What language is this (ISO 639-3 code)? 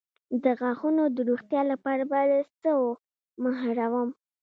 pus